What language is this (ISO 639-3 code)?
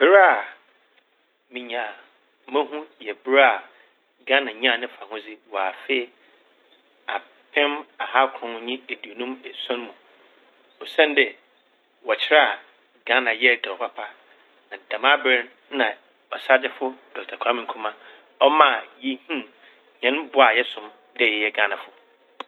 aka